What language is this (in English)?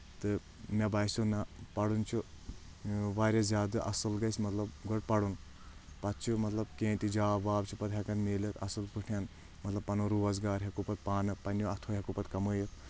Kashmiri